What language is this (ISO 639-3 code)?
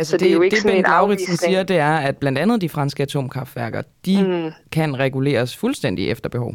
dan